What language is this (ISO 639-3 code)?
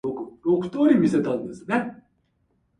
jpn